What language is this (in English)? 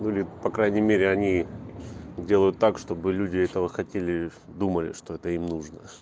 Russian